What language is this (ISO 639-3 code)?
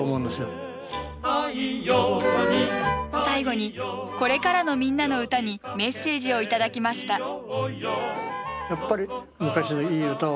jpn